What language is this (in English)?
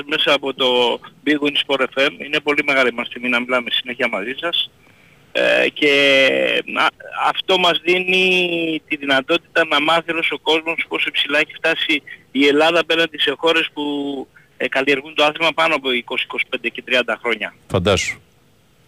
Greek